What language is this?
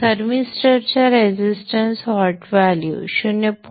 Marathi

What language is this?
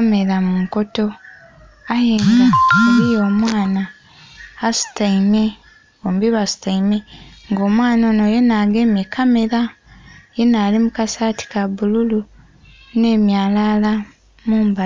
Soga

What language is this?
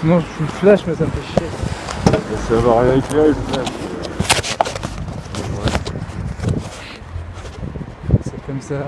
French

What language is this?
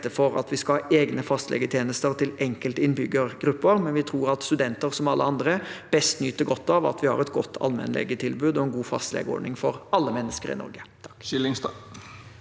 Norwegian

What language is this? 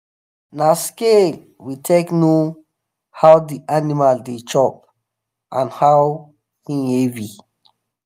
Nigerian Pidgin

